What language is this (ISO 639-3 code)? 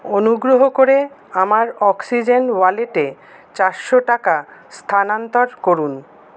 ben